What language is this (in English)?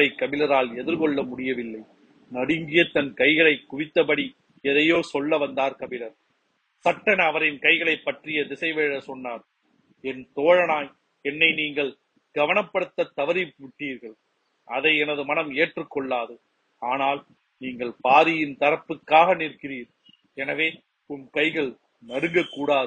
Tamil